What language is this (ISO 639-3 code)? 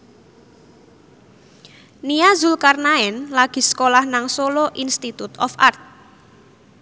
jav